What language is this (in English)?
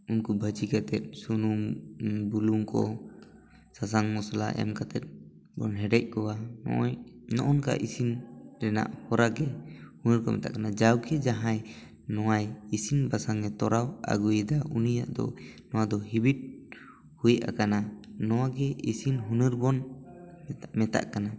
Santali